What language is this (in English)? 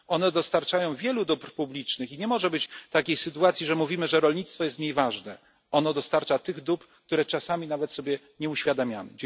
Polish